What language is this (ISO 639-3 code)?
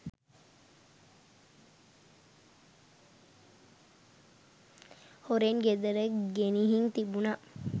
sin